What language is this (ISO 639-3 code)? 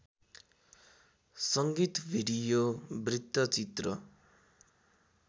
nep